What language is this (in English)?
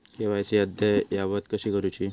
Marathi